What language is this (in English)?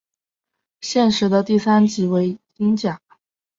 Chinese